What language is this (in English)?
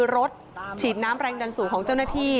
Thai